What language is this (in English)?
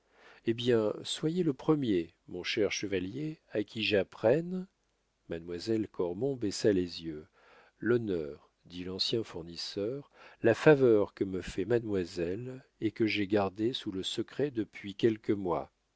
French